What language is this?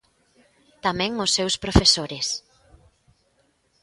Galician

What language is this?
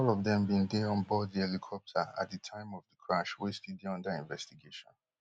Nigerian Pidgin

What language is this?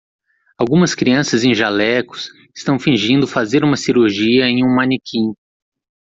Portuguese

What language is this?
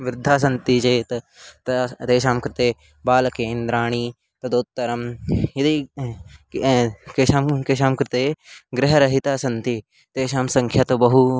Sanskrit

